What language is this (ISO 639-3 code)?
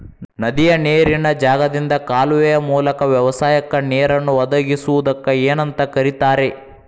kan